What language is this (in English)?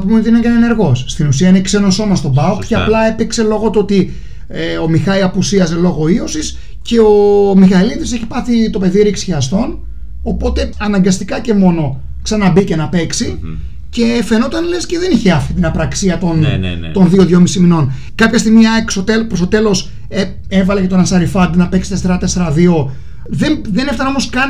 Greek